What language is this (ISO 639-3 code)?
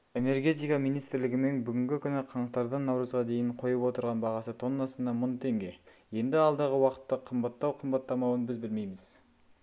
kaz